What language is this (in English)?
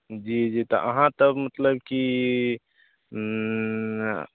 Maithili